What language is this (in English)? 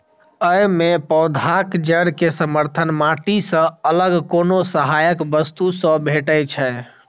Maithili